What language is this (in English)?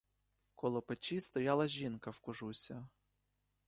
Ukrainian